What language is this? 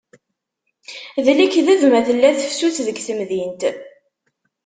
Kabyle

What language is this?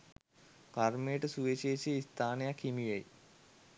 Sinhala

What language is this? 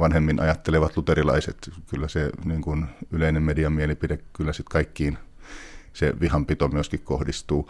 Finnish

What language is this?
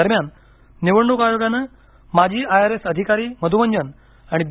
Marathi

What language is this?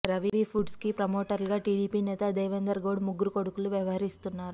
Telugu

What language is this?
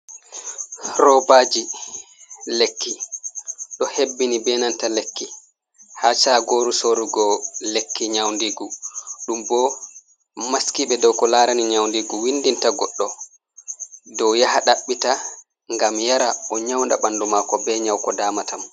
Fula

